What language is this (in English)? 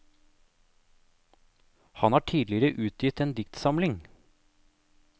Norwegian